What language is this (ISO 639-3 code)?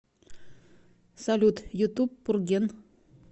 rus